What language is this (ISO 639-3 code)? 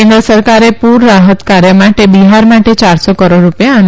guj